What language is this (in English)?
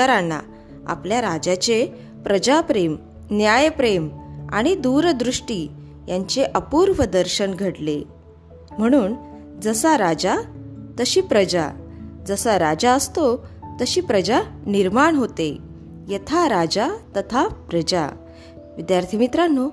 Marathi